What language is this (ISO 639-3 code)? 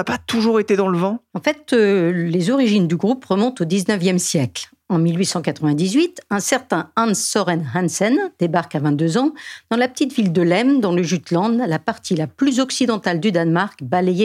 fra